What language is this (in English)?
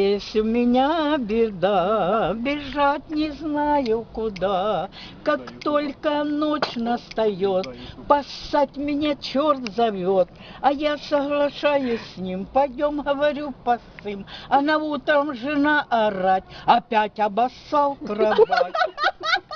Russian